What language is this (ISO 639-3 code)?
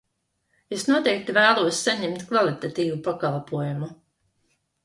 lav